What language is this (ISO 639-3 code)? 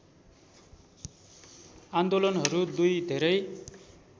nep